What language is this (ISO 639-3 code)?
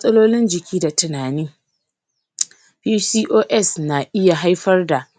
hau